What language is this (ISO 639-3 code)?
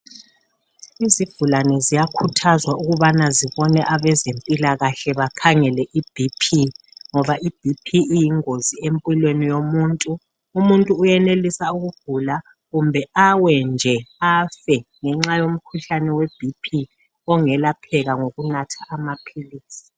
nde